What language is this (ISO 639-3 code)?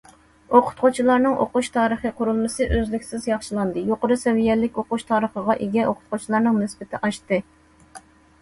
uig